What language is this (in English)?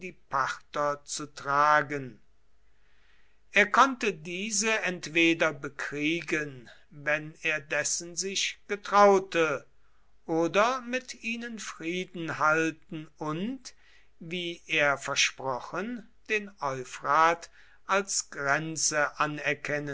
German